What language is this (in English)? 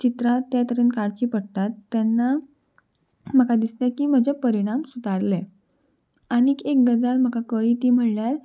Konkani